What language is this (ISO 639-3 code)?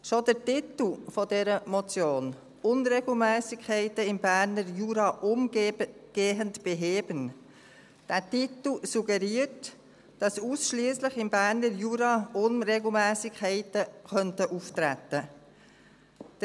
gsw